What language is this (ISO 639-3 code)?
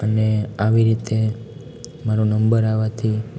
guj